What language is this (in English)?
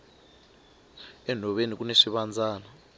Tsonga